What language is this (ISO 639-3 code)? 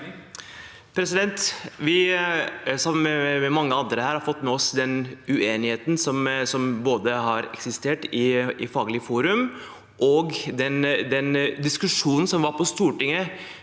nor